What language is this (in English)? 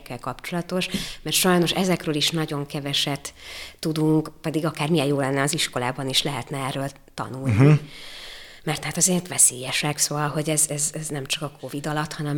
Hungarian